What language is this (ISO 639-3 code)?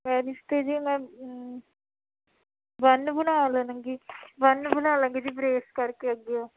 pan